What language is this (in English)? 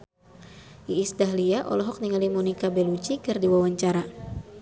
Sundanese